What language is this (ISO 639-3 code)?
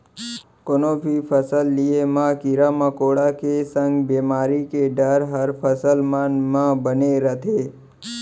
hne